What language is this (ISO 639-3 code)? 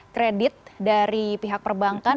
ind